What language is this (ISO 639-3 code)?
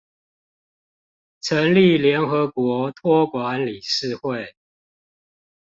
zho